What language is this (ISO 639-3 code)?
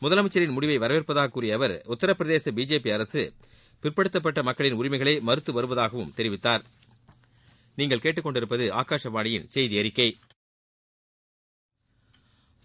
tam